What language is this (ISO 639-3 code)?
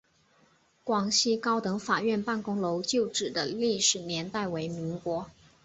zho